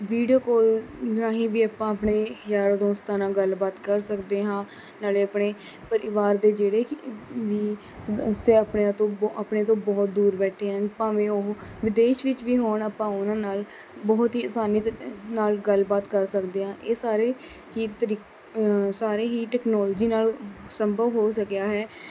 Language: Punjabi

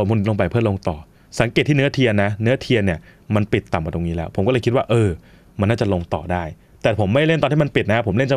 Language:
Thai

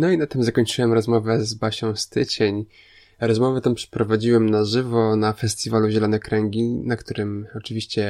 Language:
Polish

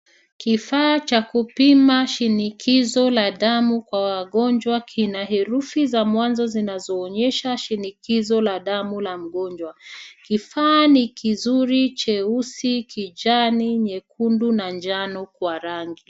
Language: Swahili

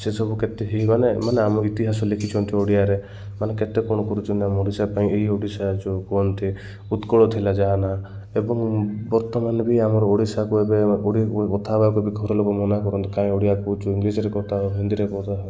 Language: Odia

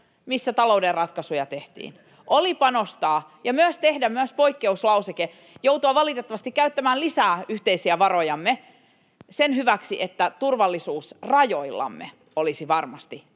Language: Finnish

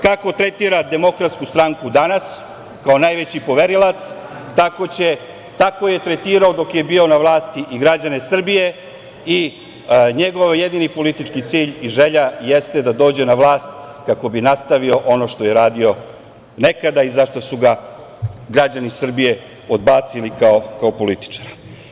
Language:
Serbian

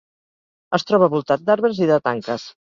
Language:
Catalan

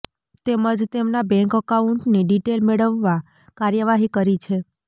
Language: Gujarati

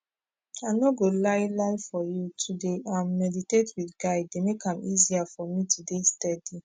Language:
Nigerian Pidgin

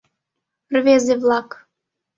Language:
Mari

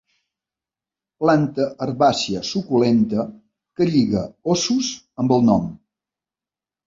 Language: Catalan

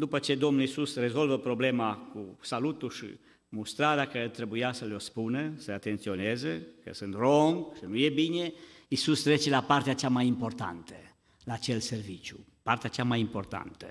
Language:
Romanian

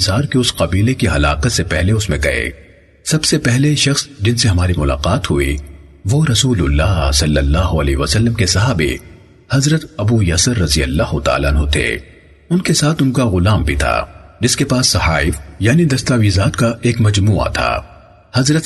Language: Urdu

